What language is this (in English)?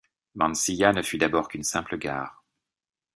French